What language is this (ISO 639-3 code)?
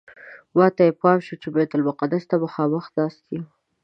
pus